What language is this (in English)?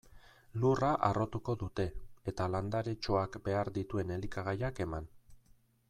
Basque